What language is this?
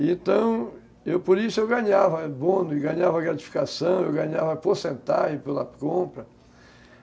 Portuguese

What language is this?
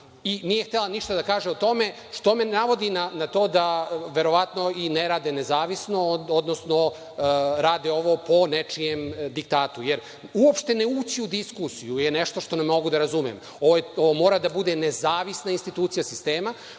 Serbian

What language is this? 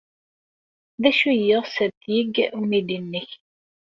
Kabyle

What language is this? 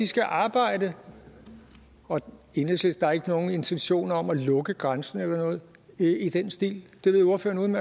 Danish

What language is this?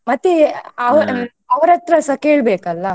Kannada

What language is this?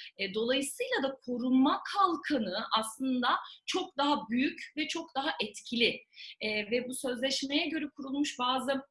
Turkish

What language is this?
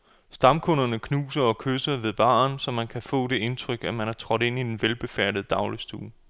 Danish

